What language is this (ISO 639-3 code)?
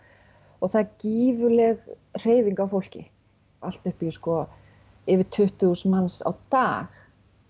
isl